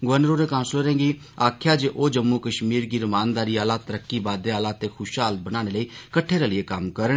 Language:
Dogri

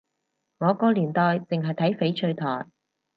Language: Cantonese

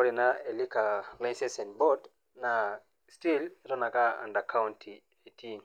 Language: Masai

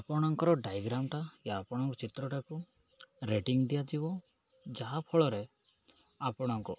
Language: Odia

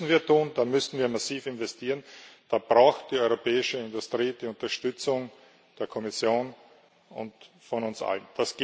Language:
German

